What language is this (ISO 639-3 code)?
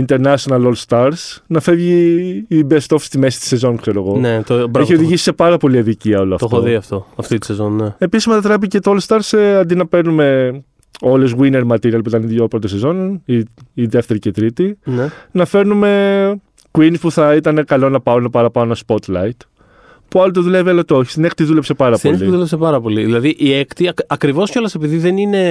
ell